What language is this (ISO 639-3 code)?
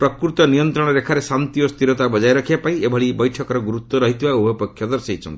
ori